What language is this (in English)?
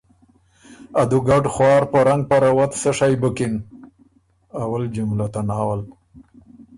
Ormuri